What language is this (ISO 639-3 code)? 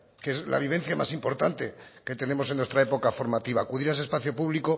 spa